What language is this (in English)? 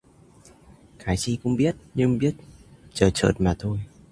Vietnamese